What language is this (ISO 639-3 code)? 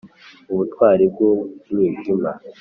kin